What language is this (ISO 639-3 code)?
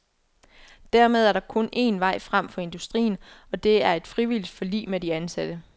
dan